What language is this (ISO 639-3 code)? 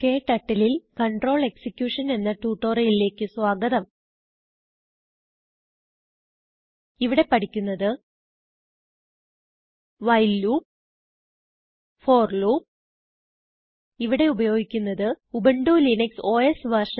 mal